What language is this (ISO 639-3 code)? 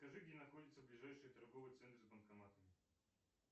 rus